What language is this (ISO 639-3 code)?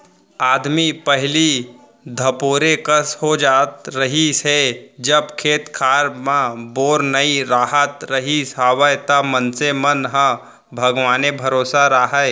hne